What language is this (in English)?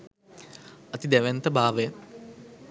Sinhala